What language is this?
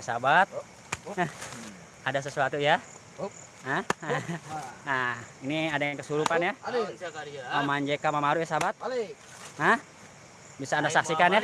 Indonesian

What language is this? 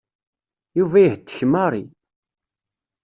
Kabyle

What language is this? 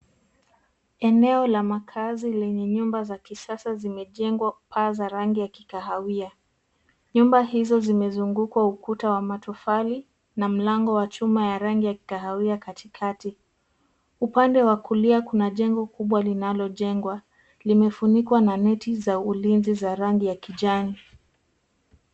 Swahili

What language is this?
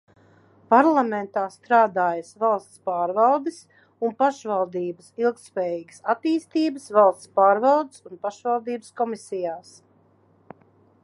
Latvian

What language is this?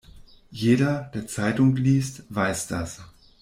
German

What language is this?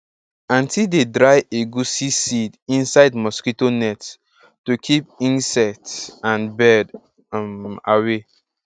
Nigerian Pidgin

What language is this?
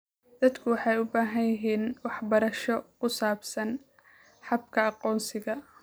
Somali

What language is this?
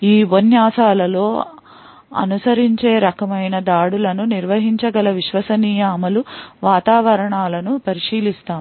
Telugu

